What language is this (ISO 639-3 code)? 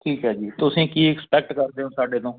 pan